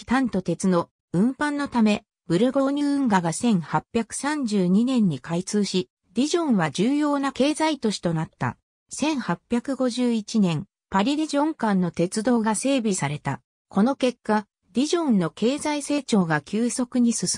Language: Japanese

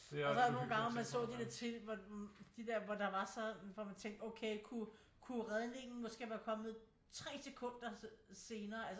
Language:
Danish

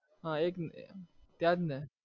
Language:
Gujarati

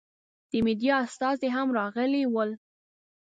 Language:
Pashto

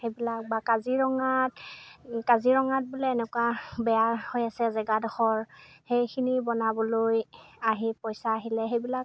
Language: Assamese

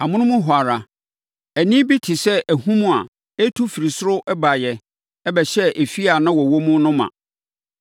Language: Akan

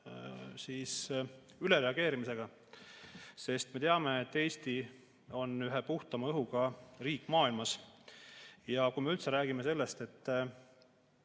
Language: Estonian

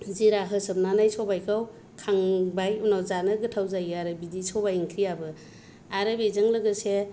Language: Bodo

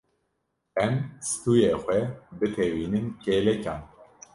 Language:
Kurdish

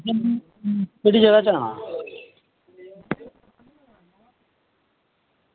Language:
Dogri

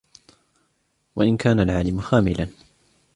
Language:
Arabic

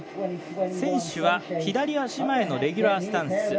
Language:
Japanese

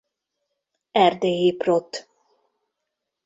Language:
Hungarian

